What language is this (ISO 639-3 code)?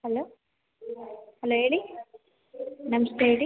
kan